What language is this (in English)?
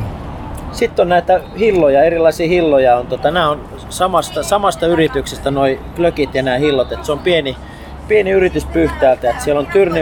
Finnish